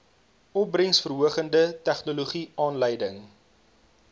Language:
Afrikaans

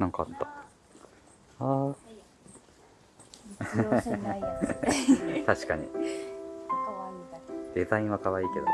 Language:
Japanese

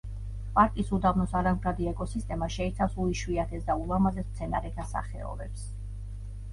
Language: Georgian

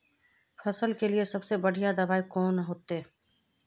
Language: Magahi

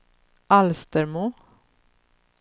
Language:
Swedish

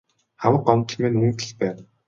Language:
Mongolian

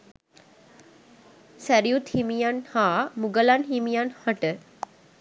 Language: Sinhala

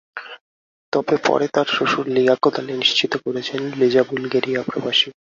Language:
Bangla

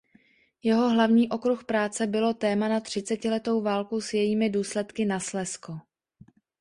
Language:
Czech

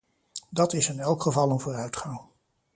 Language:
Dutch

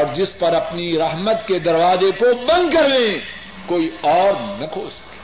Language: Urdu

